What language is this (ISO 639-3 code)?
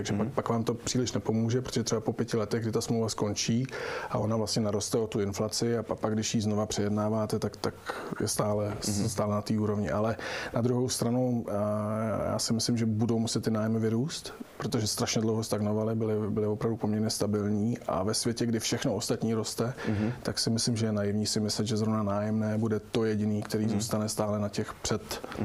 ces